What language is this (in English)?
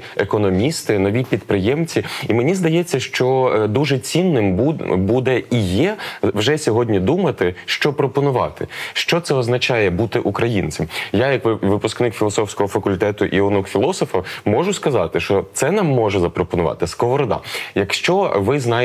Ukrainian